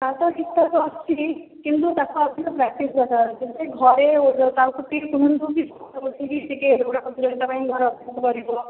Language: Odia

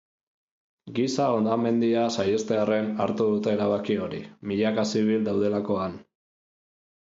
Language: Basque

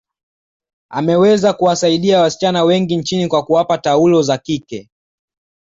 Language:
Swahili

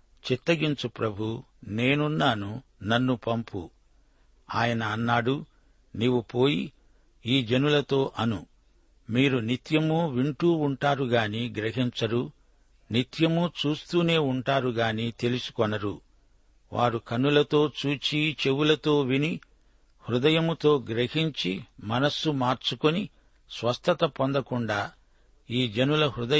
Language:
Telugu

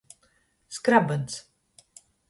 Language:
Latgalian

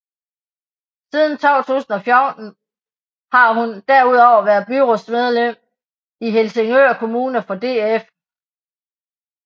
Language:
Danish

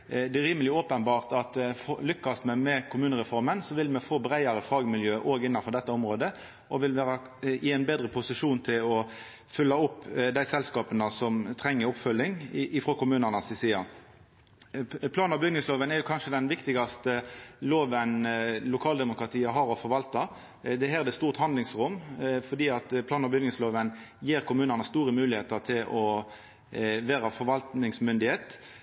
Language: Norwegian Nynorsk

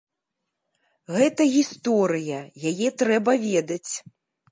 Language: Belarusian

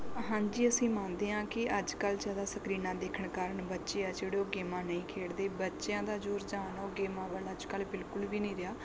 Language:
Punjabi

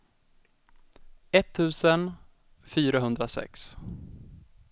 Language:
Swedish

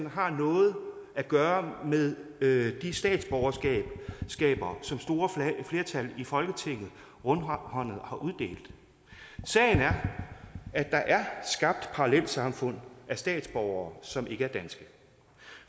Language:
Danish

